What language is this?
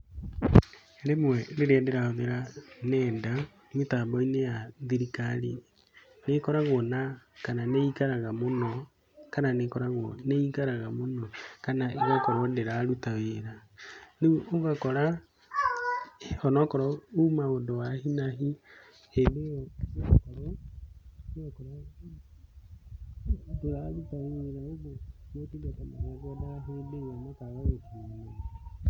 Kikuyu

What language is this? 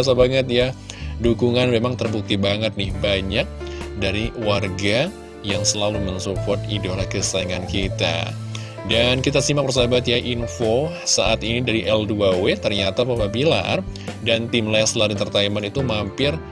Indonesian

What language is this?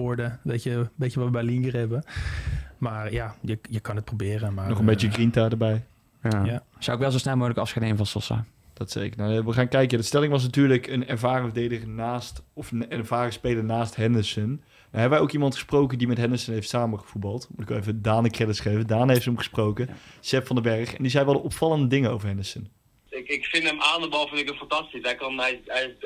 Dutch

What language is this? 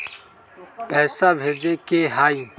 Magahi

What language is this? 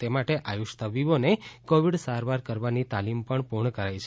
Gujarati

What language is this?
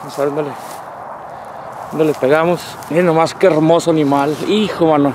Spanish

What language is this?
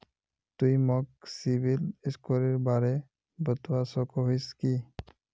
Magahi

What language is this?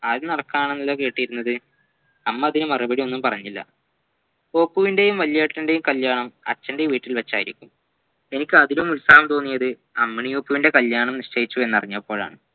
Malayalam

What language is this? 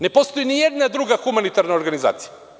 Serbian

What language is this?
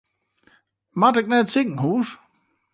Western Frisian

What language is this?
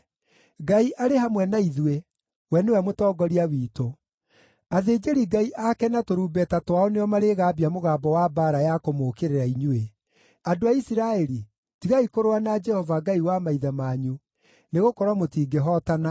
Kikuyu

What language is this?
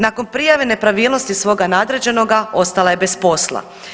Croatian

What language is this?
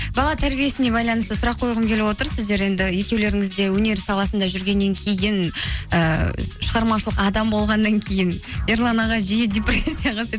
Kazakh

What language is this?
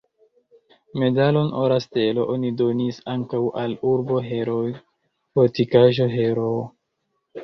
Esperanto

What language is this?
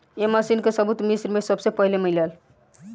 Bhojpuri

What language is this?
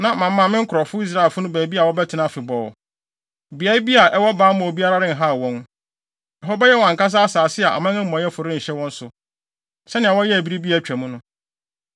Akan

